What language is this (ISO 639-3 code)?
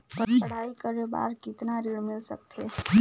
hne